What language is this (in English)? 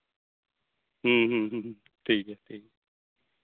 Santali